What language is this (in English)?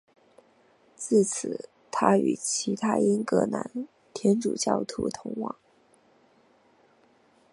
Chinese